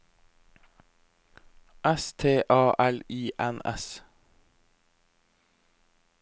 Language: Norwegian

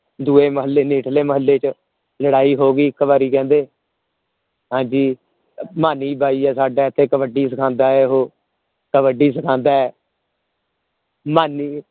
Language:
Punjabi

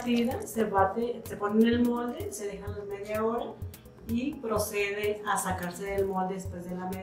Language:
Spanish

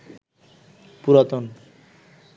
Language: Bangla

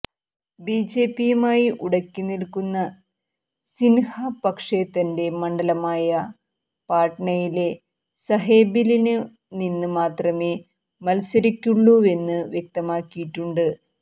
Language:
Malayalam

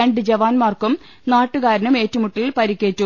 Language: Malayalam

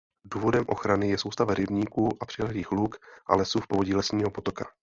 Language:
Czech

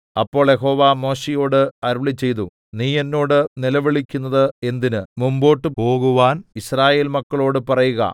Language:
Malayalam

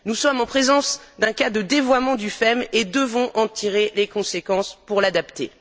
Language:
French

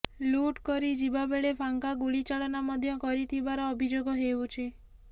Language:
Odia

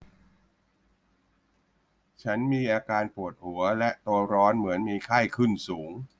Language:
Thai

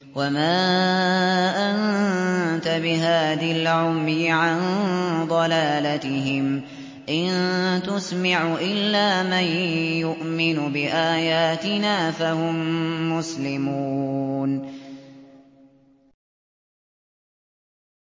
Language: Arabic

